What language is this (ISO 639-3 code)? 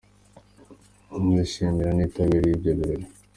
kin